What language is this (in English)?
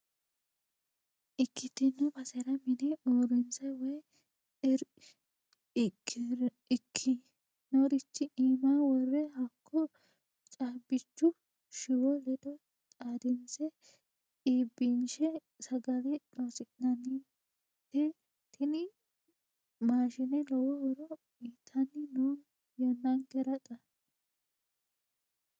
Sidamo